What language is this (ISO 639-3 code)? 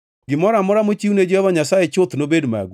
luo